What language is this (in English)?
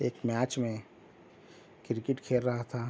Urdu